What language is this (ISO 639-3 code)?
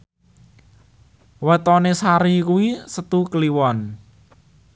jav